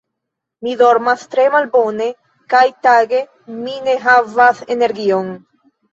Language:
Esperanto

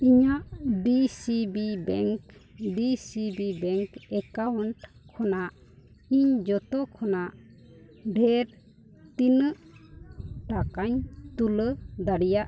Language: Santali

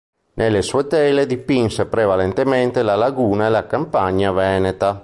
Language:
Italian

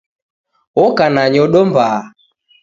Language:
Taita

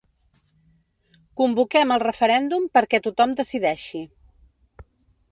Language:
Catalan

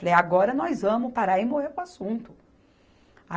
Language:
Portuguese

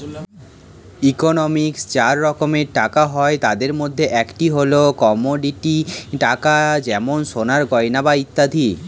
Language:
Bangla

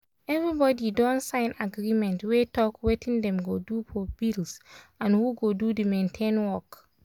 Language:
Nigerian Pidgin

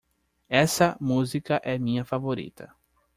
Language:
Portuguese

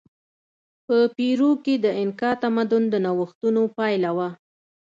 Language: Pashto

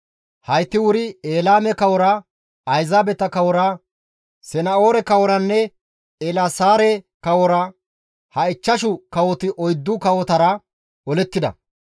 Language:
Gamo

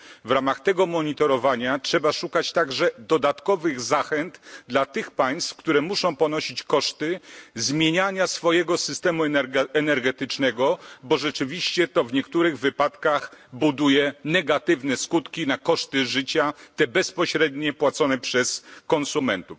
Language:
Polish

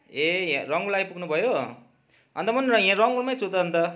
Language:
Nepali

